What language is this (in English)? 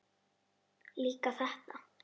Icelandic